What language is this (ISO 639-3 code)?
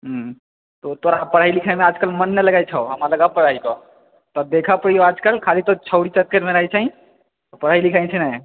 mai